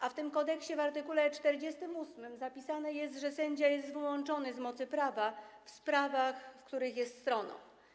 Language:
Polish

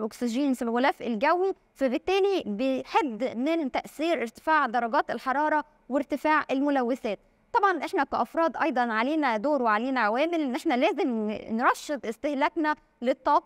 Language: Arabic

